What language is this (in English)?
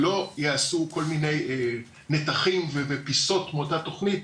Hebrew